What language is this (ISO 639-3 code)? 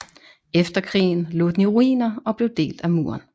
dan